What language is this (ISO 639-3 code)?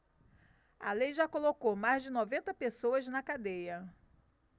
por